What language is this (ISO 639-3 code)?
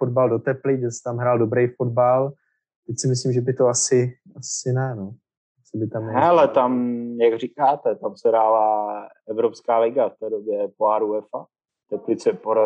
ces